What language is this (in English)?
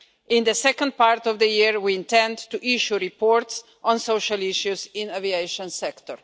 English